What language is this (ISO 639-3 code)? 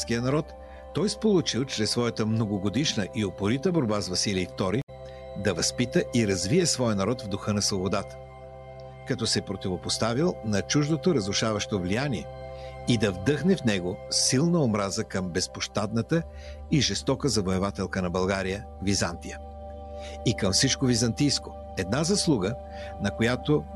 bul